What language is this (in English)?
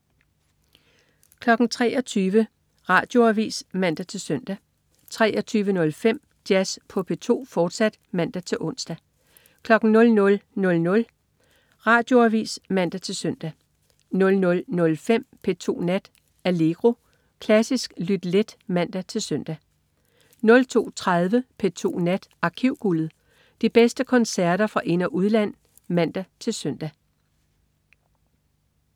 Danish